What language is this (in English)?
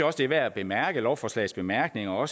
Danish